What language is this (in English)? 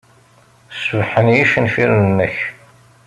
Kabyle